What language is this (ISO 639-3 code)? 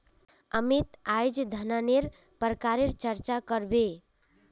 mag